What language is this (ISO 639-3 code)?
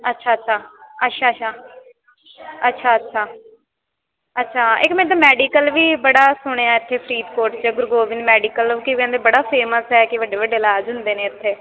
pan